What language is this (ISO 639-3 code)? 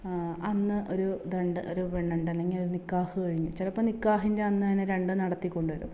mal